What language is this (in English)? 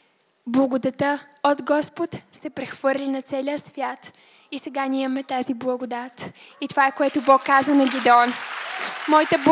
Bulgarian